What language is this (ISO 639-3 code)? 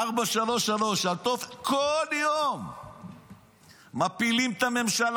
heb